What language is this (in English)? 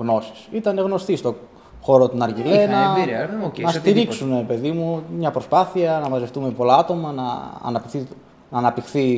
Greek